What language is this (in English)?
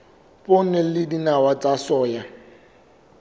Southern Sotho